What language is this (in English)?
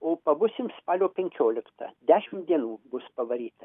Lithuanian